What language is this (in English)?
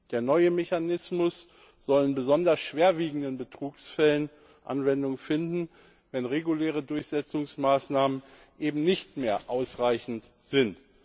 German